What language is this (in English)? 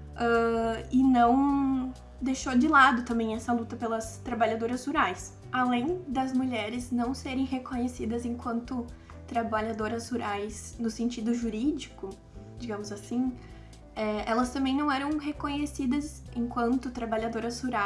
Portuguese